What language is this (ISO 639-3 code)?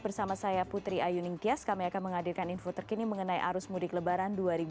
ind